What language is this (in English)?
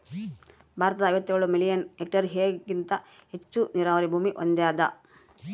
Kannada